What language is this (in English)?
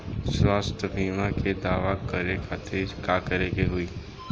Bhojpuri